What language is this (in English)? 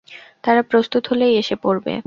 Bangla